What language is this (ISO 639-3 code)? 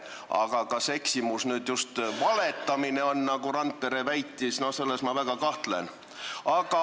est